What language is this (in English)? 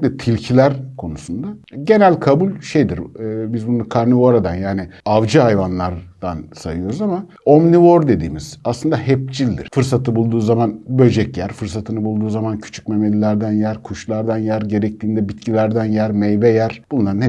Turkish